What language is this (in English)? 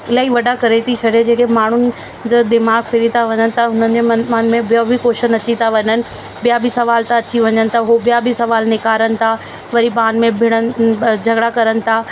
Sindhi